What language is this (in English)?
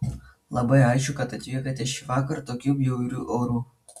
Lithuanian